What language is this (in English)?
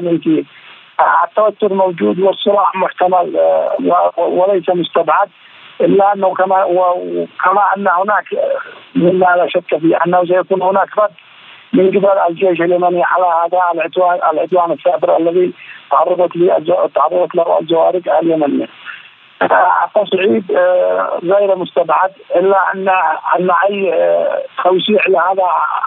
Arabic